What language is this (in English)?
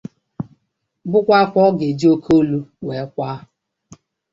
Igbo